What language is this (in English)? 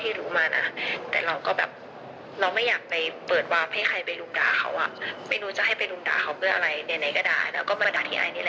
Thai